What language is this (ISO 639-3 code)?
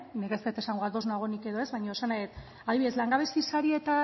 eus